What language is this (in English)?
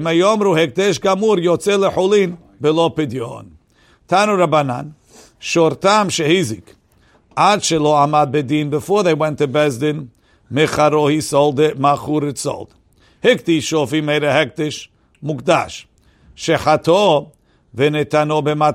English